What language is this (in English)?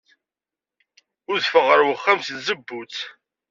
Kabyle